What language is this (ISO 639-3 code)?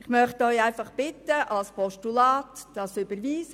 gsw